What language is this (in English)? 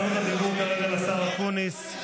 Hebrew